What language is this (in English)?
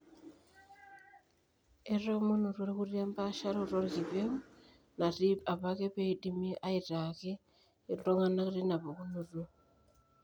Masai